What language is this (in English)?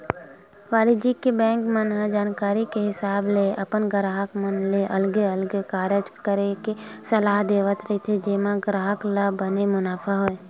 Chhattisgarhi